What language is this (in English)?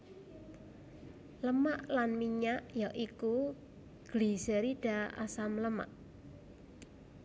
Javanese